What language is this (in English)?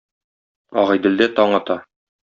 Tatar